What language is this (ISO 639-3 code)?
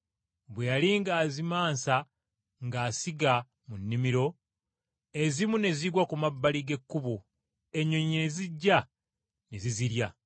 lug